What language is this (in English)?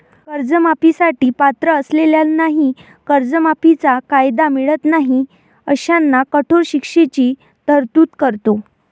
Marathi